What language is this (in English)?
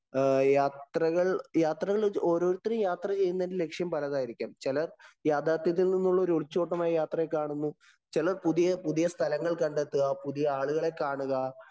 Malayalam